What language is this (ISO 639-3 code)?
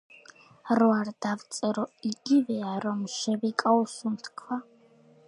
kat